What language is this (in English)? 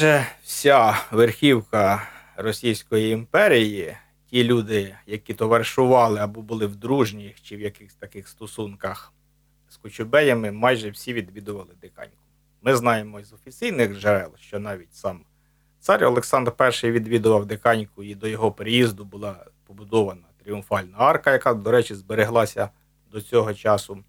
Ukrainian